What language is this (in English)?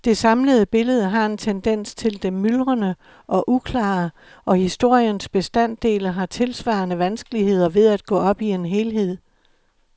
Danish